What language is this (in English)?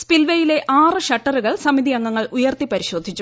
Malayalam